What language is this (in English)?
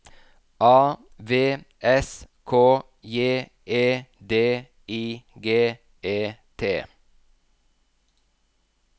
Norwegian